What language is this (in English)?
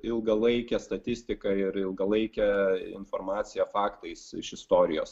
Lithuanian